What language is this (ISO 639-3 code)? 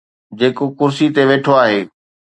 snd